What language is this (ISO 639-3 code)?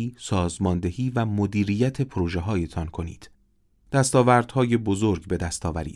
fas